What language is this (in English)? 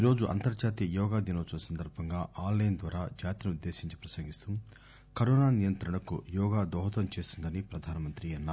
Telugu